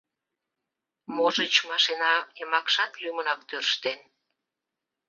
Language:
Mari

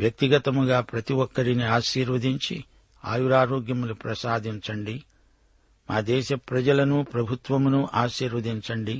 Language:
Telugu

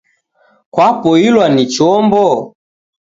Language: Taita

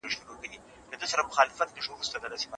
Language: Pashto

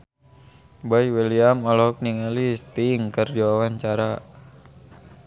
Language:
Sundanese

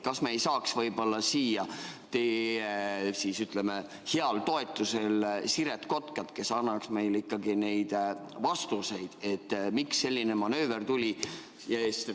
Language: Estonian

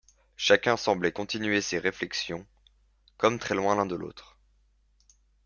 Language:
French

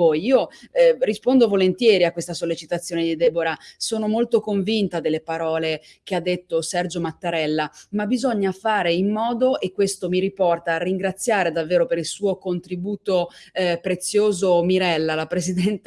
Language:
Italian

